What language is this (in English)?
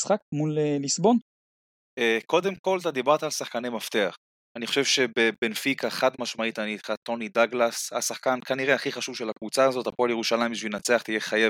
Hebrew